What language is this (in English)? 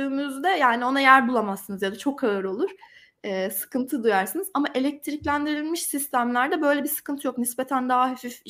Turkish